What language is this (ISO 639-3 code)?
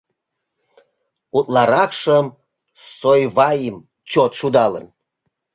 chm